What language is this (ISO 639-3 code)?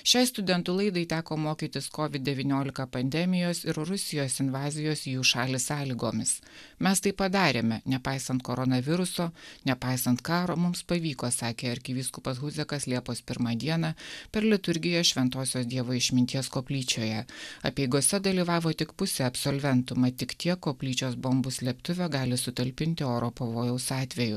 lit